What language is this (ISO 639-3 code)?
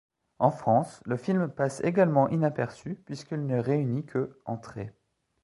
fra